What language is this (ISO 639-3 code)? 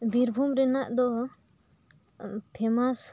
sat